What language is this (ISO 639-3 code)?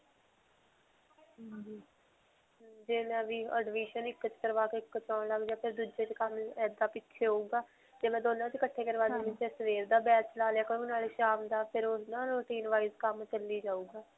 pan